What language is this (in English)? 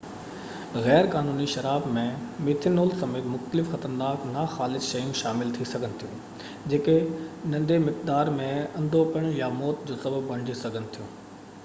Sindhi